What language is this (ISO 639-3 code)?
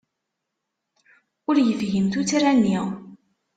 kab